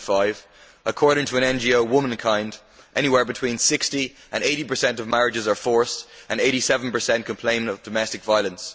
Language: English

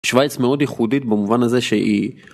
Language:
Hebrew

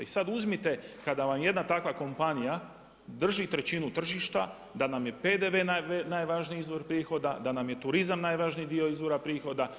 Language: Croatian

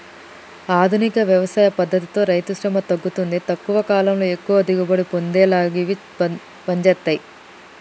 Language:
Telugu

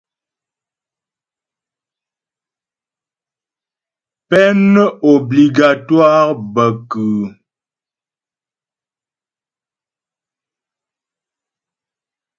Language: Ghomala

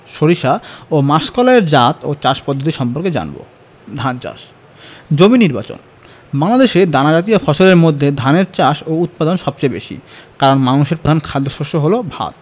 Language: Bangla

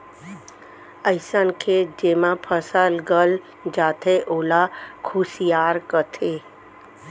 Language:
Chhattisgarhi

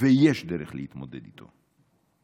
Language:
Hebrew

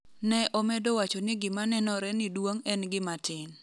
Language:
Luo (Kenya and Tanzania)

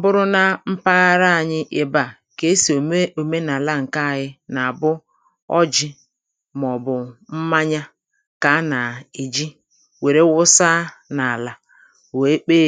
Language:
Igbo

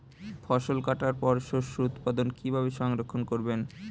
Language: Bangla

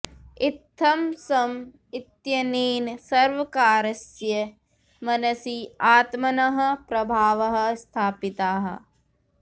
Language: Sanskrit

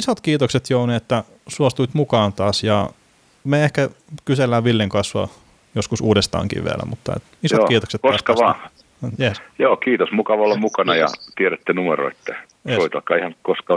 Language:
Finnish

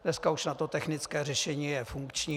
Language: Czech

